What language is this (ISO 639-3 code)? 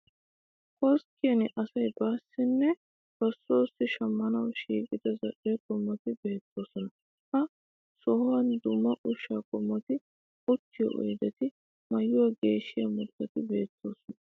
wal